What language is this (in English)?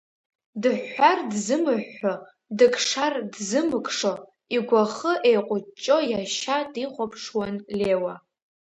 Abkhazian